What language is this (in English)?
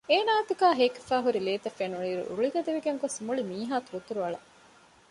Divehi